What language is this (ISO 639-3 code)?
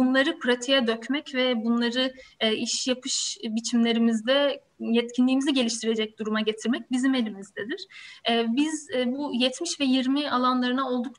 tur